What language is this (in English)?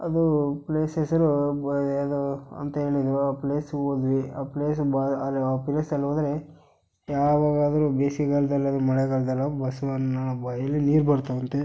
Kannada